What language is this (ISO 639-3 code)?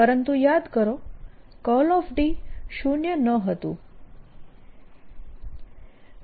guj